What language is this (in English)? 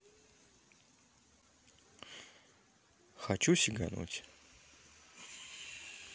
Russian